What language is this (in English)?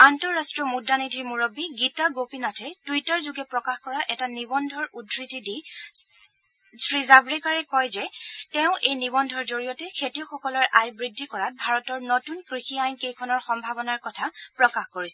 Assamese